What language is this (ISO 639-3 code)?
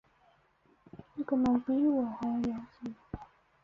zho